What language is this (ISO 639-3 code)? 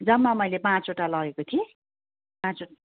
nep